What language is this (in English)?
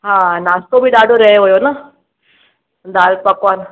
Sindhi